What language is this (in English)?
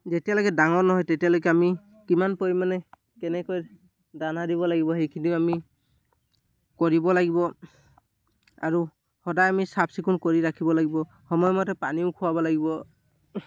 Assamese